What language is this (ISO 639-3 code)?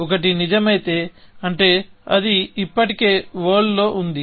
tel